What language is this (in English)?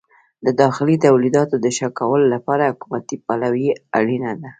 Pashto